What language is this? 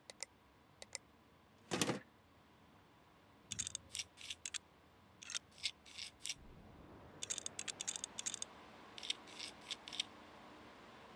Turkish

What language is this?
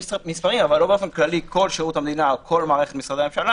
Hebrew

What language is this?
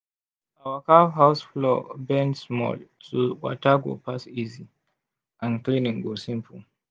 Nigerian Pidgin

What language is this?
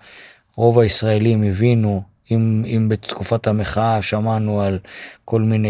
Hebrew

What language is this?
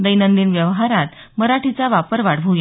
Marathi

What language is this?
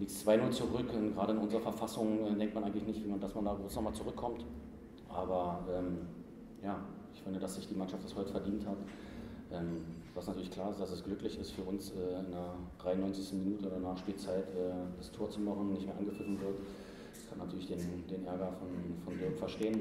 German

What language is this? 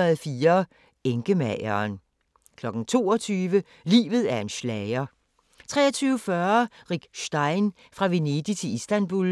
Danish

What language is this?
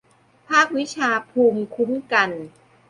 Thai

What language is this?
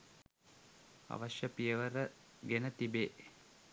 Sinhala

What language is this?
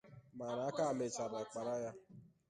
Igbo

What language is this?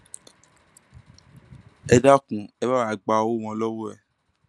Yoruba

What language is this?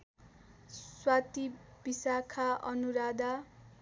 Nepali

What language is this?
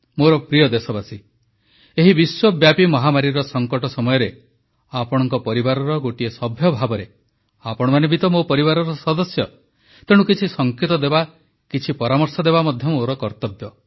Odia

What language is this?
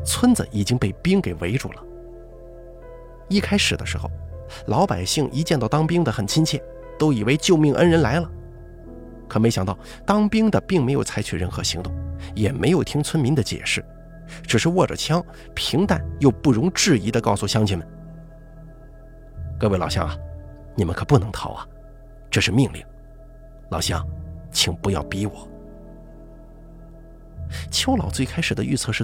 Chinese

